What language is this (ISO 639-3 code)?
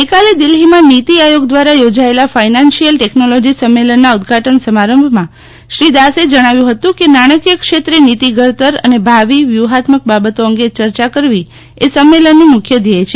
guj